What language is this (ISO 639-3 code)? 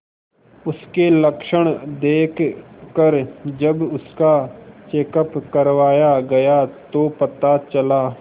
hin